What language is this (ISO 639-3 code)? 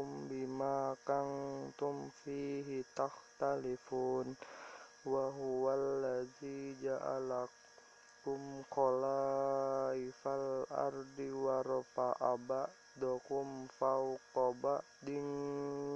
ind